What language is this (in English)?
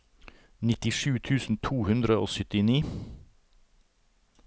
Norwegian